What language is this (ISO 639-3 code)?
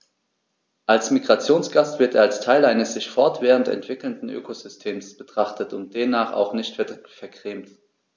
deu